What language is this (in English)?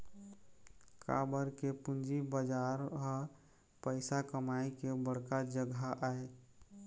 Chhattisgarhi